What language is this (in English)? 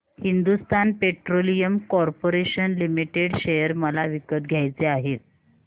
Marathi